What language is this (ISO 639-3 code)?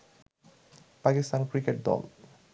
ben